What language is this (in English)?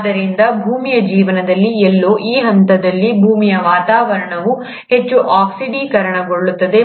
Kannada